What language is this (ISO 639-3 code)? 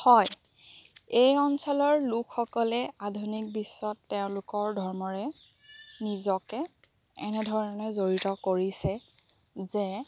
asm